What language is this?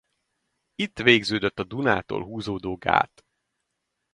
Hungarian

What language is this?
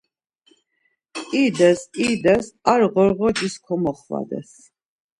Laz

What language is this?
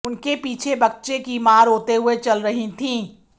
Hindi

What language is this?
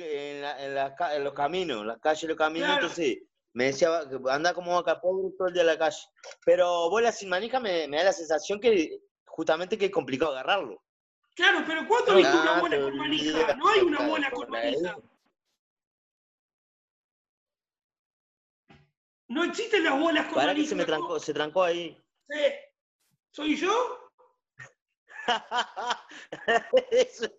Spanish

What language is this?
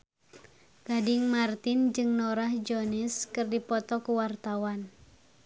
Sundanese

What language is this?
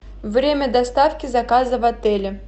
Russian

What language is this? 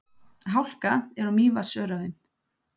Icelandic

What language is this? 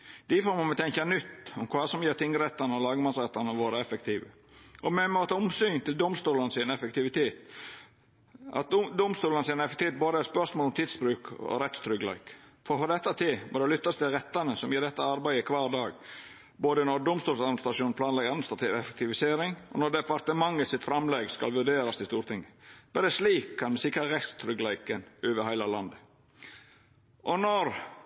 Norwegian Nynorsk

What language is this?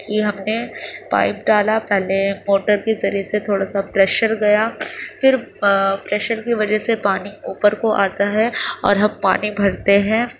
Urdu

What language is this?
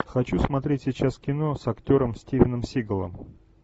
Russian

